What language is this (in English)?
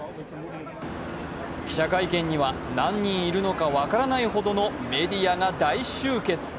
Japanese